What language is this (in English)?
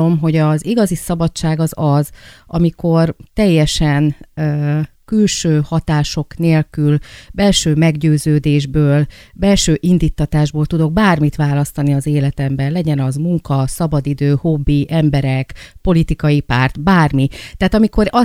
Hungarian